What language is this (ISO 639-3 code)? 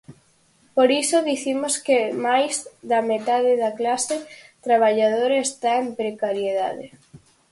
glg